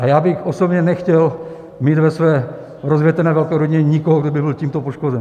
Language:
Czech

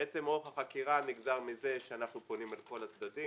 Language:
Hebrew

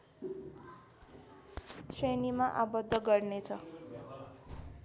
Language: Nepali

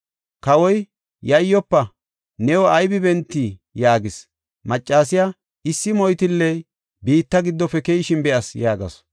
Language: Gofa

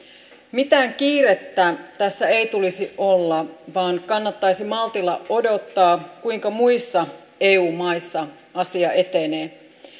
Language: Finnish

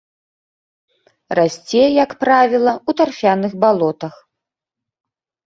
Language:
Belarusian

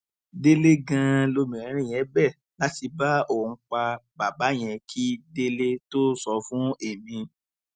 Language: Yoruba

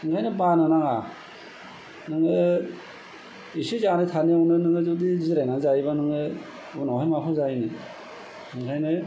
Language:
Bodo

